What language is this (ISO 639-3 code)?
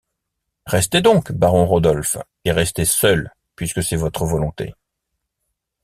fra